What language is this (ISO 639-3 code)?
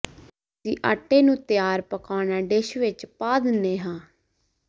pan